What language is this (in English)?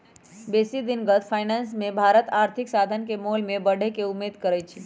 Magahi